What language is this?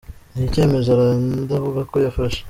Kinyarwanda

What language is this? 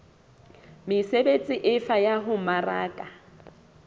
Southern Sotho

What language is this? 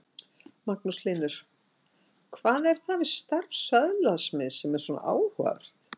Icelandic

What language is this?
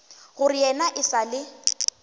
Northern Sotho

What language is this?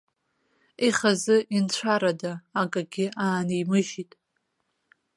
Abkhazian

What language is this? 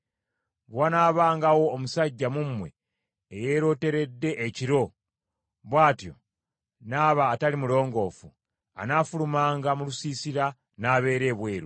Ganda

